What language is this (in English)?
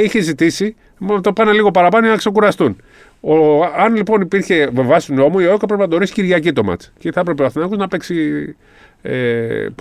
Greek